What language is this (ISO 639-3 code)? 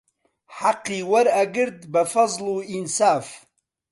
ckb